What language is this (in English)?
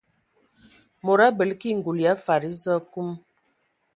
Ewondo